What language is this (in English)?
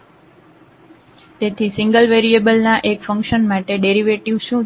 Gujarati